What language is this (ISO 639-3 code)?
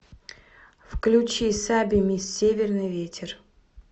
rus